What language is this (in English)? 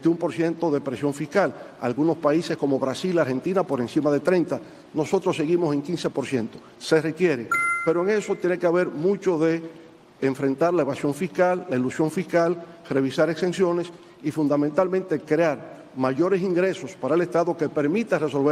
Spanish